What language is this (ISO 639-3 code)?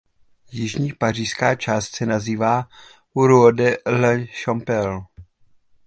ces